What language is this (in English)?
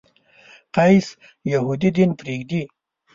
Pashto